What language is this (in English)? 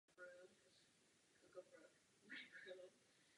Czech